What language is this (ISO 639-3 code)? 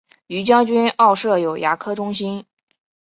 zho